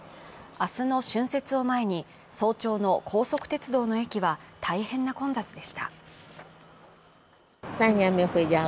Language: Japanese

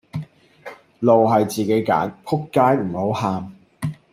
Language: Cantonese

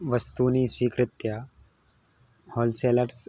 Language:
Sanskrit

